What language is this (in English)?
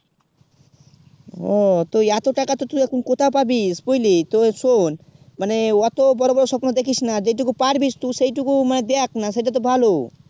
Bangla